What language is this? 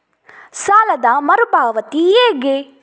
Kannada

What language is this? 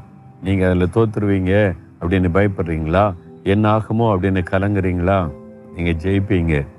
Tamil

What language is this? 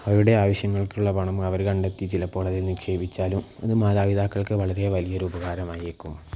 Malayalam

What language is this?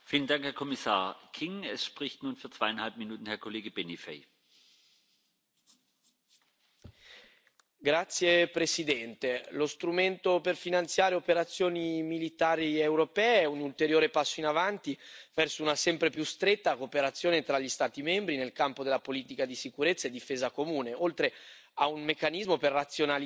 Italian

